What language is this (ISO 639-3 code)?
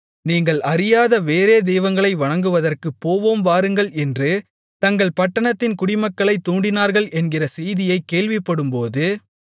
tam